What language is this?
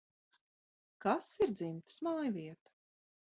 Latvian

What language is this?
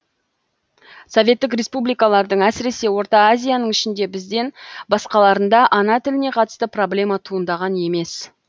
Kazakh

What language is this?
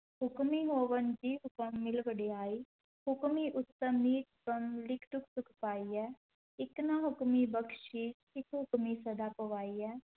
Punjabi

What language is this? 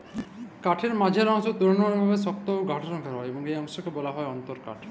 Bangla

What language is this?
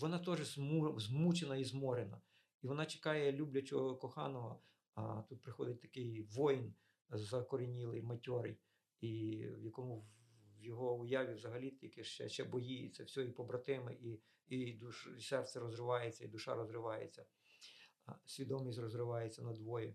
Ukrainian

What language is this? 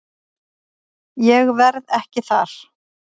Icelandic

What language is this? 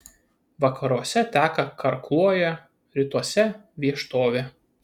Lithuanian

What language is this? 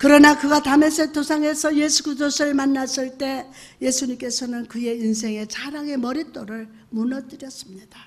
Korean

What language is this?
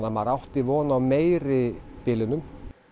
Icelandic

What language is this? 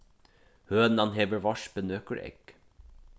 Faroese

